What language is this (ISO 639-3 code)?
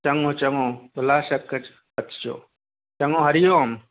snd